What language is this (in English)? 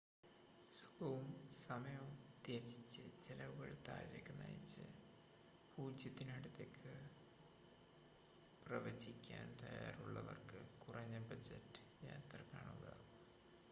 Malayalam